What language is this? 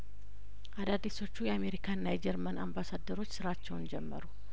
Amharic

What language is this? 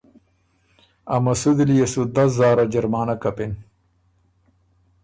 Ormuri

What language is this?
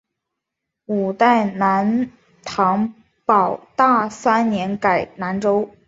Chinese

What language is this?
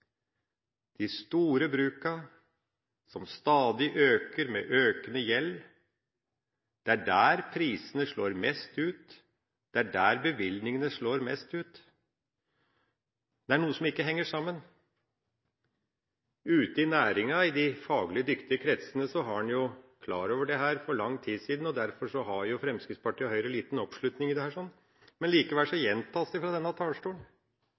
Norwegian Bokmål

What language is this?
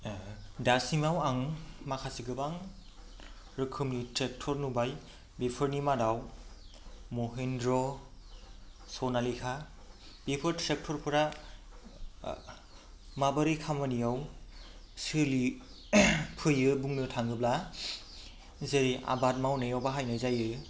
Bodo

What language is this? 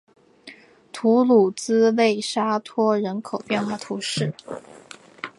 Chinese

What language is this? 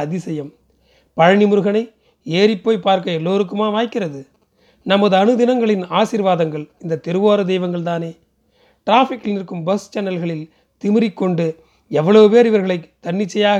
Tamil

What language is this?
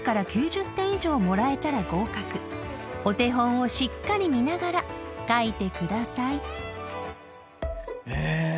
Japanese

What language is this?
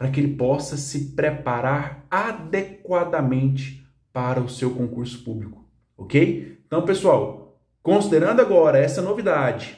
Portuguese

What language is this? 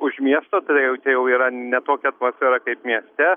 Lithuanian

